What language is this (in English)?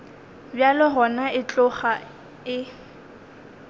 Northern Sotho